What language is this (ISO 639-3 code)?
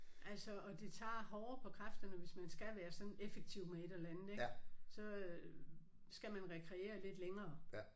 dan